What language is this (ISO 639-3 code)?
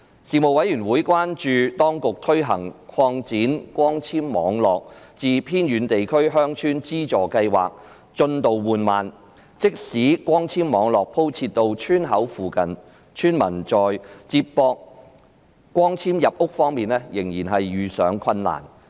yue